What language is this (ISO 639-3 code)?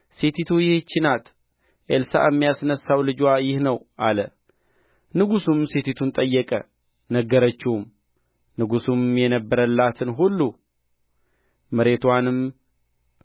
amh